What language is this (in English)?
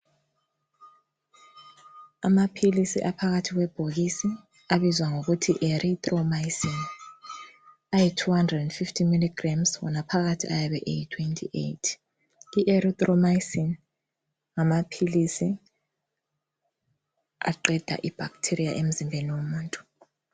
North Ndebele